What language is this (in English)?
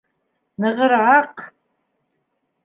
Bashkir